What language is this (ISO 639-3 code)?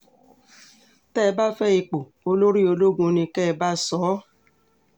yor